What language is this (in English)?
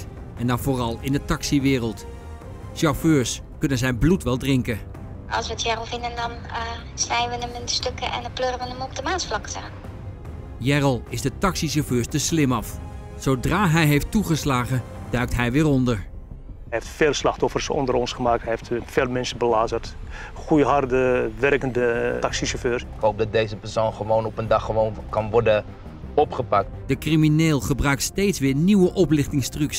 Dutch